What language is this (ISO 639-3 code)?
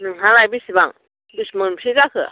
brx